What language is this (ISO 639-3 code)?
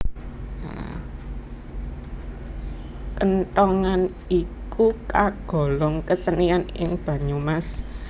jav